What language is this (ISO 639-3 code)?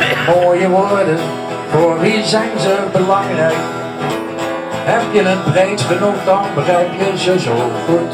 nld